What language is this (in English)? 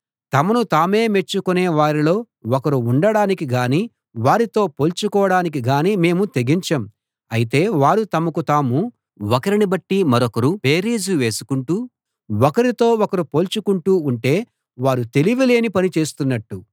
Telugu